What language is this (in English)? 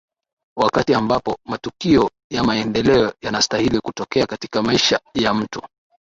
Swahili